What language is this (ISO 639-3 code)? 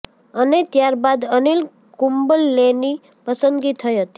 guj